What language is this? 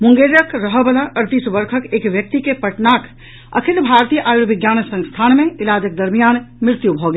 Maithili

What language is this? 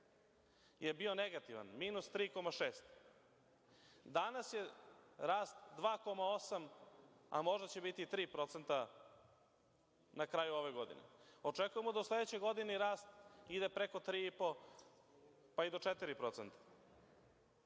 Serbian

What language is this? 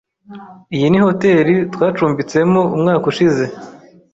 Kinyarwanda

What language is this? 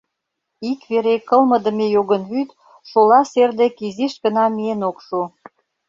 Mari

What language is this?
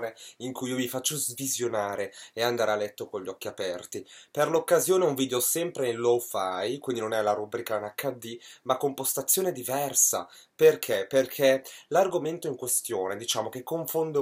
Italian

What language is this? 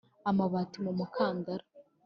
Kinyarwanda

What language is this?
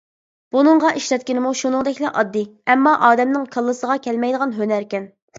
Uyghur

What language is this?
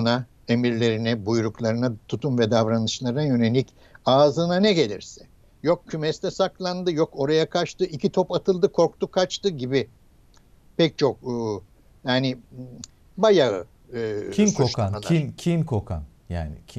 Turkish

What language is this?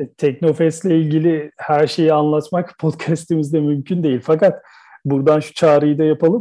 Turkish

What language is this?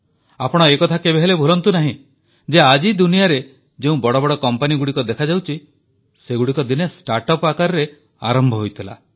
Odia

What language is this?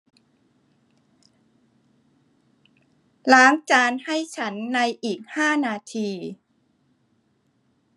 Thai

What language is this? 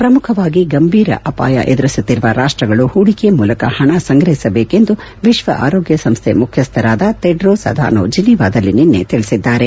Kannada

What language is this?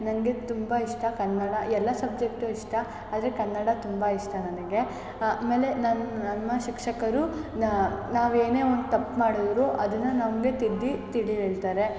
Kannada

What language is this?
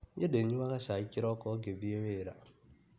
Kikuyu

